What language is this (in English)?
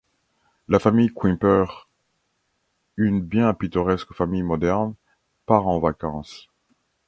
French